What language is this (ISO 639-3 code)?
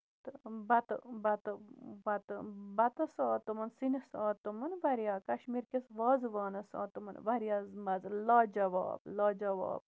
kas